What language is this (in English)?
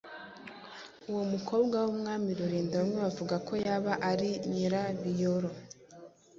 Kinyarwanda